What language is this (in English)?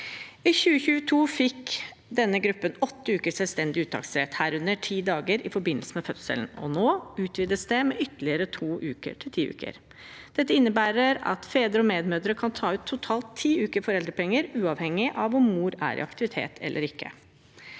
Norwegian